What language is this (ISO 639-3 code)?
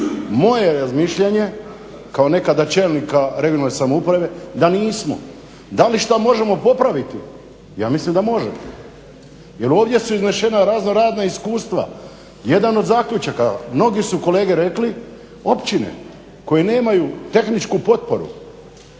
hrv